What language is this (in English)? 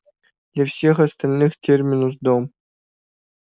Russian